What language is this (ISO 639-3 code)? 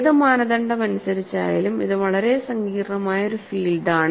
mal